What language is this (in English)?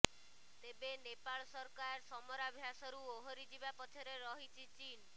Odia